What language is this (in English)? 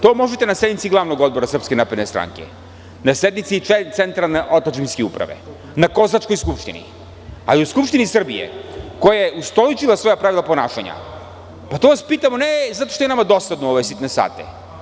Serbian